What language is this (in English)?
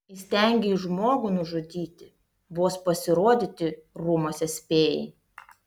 Lithuanian